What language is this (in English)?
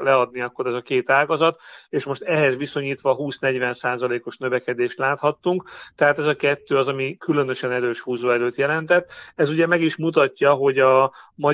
Hungarian